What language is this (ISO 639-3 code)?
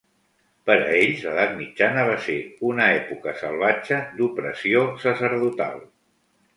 cat